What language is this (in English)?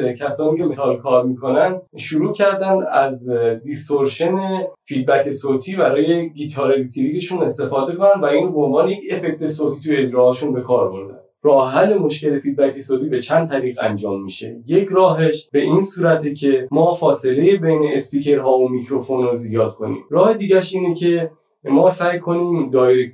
Persian